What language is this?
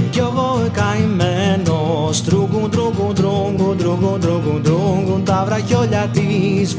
Greek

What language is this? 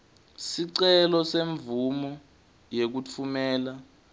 Swati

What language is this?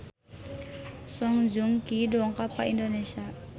Sundanese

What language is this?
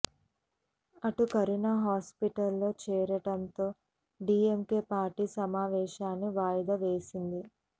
Telugu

